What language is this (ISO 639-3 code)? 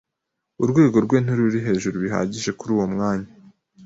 kin